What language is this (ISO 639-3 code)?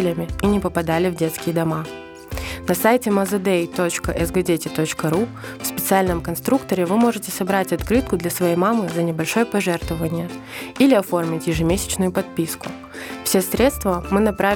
rus